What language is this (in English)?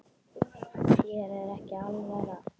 Icelandic